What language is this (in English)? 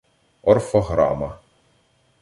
Ukrainian